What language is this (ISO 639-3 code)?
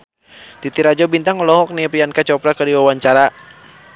sun